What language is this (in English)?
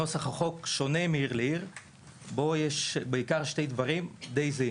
Hebrew